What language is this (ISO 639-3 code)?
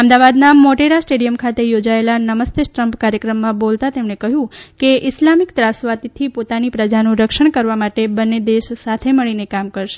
guj